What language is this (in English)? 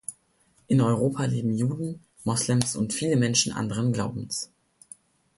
German